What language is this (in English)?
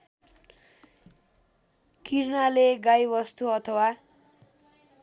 Nepali